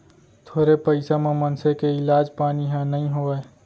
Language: Chhattisgarhi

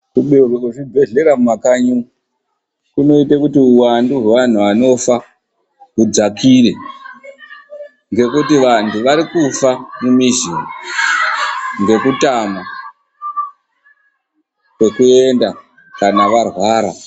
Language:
Ndau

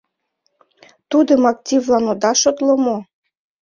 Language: Mari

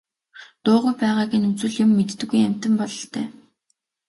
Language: Mongolian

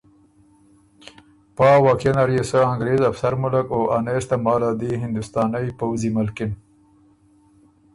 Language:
Ormuri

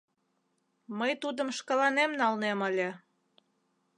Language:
Mari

